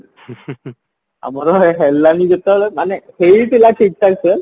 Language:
Odia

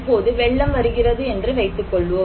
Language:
Tamil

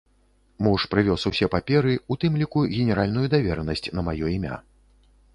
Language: Belarusian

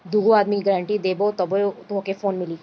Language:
Bhojpuri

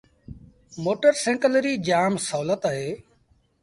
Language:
Sindhi Bhil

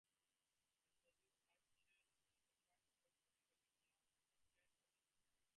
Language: English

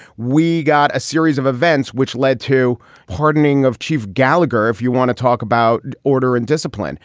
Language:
English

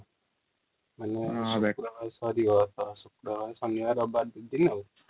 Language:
Odia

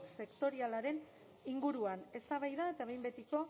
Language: Basque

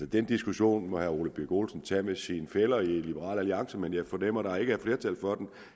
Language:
Danish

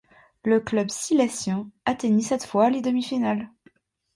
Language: French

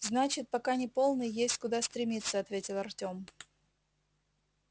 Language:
Russian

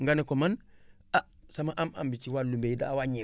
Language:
Wolof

